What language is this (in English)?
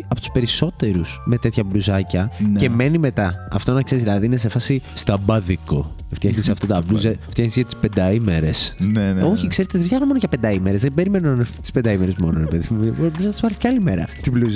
Greek